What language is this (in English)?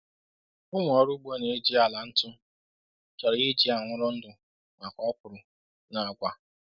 Igbo